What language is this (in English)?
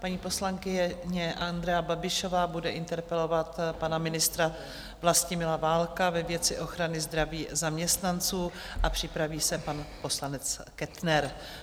Czech